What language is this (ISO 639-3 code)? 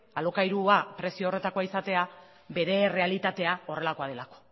eus